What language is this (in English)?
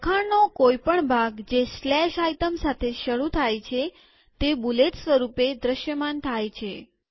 Gujarati